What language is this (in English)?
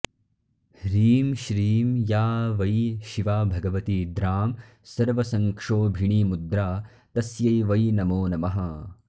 Sanskrit